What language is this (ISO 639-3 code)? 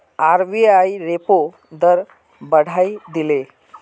mag